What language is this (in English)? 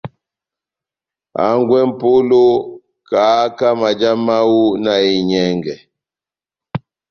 Batanga